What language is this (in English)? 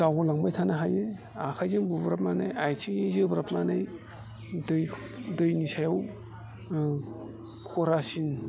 Bodo